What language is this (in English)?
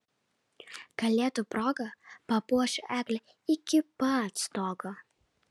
Lithuanian